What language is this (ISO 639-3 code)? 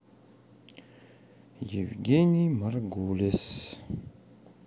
rus